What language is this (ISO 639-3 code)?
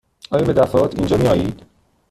fas